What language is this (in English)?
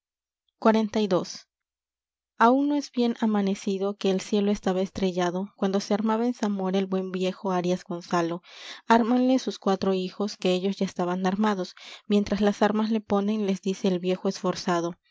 Spanish